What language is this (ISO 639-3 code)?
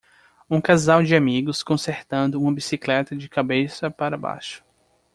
por